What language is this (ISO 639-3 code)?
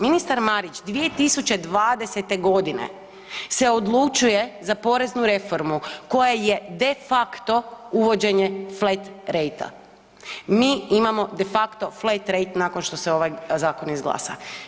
hrv